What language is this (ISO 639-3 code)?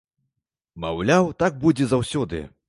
bel